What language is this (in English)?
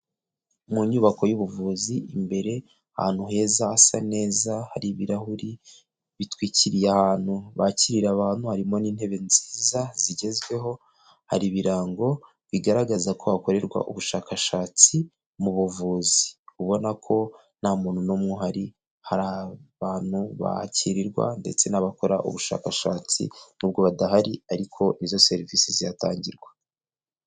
Kinyarwanda